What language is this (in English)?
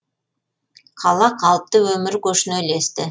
Kazakh